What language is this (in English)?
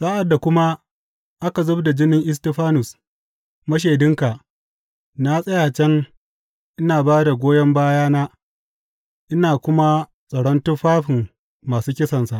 Hausa